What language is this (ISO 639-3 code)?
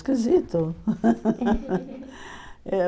por